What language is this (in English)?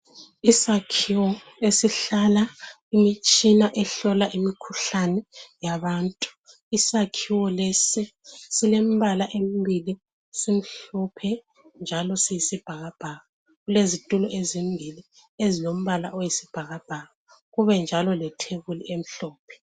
North Ndebele